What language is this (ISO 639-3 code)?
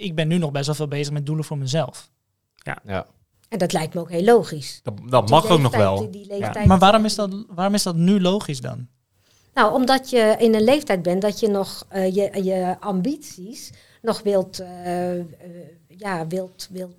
nld